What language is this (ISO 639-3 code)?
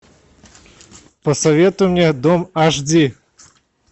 rus